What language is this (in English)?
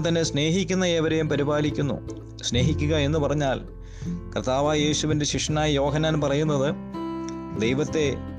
Malayalam